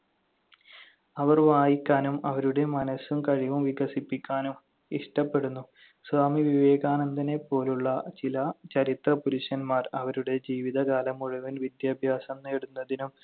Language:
Malayalam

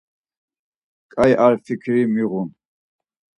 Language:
Laz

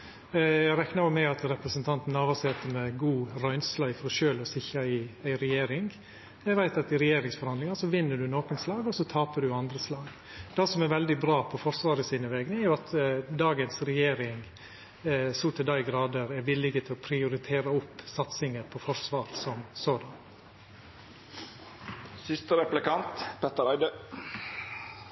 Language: Norwegian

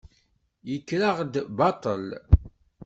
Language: Kabyle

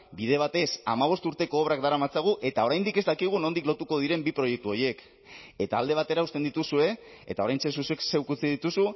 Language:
Basque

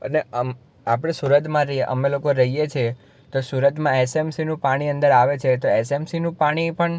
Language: Gujarati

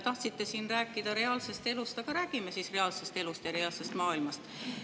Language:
Estonian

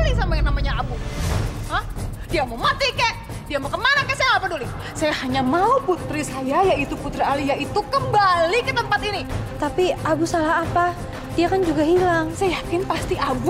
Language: Indonesian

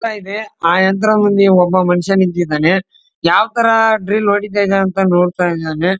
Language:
Kannada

